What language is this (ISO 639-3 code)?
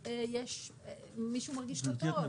heb